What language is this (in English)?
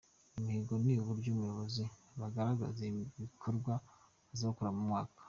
Kinyarwanda